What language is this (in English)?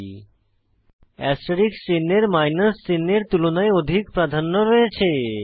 Bangla